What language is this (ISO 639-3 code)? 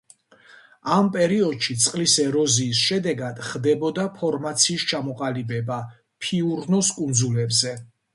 kat